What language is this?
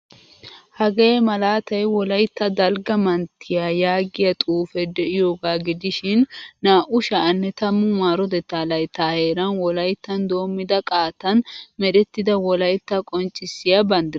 Wolaytta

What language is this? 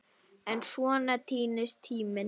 Icelandic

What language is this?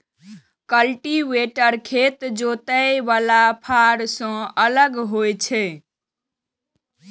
Maithili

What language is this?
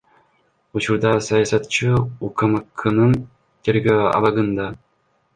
Kyrgyz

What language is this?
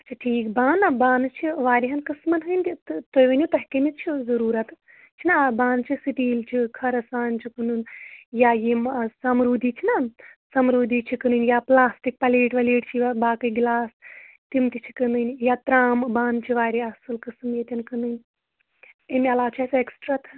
Kashmiri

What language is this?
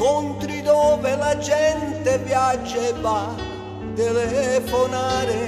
Italian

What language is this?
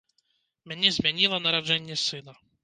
Belarusian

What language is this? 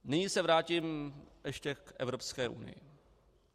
Czech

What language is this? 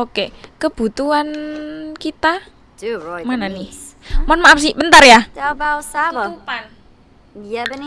Indonesian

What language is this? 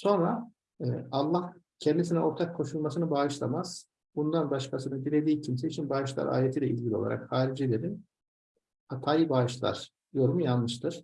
Turkish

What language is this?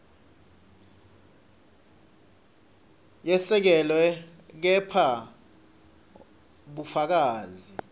Swati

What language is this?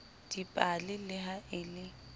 Southern Sotho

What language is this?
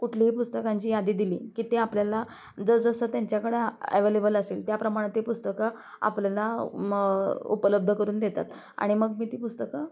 Marathi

